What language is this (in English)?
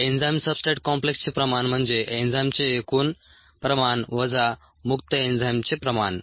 Marathi